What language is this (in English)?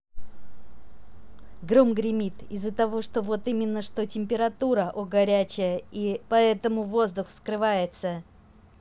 Russian